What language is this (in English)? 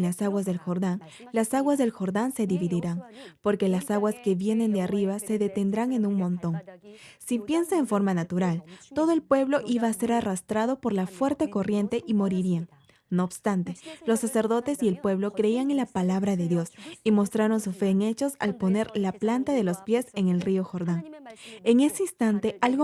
Spanish